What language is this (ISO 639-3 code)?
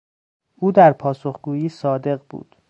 fas